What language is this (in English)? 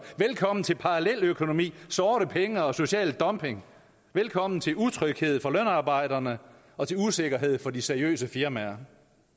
Danish